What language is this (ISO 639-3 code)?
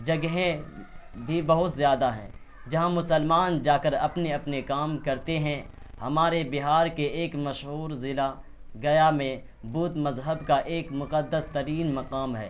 urd